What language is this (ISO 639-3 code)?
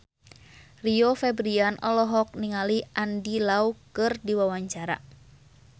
sun